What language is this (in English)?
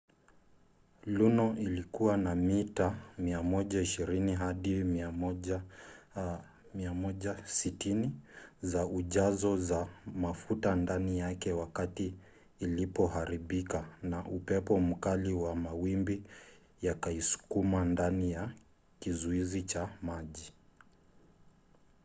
Swahili